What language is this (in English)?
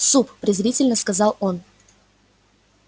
Russian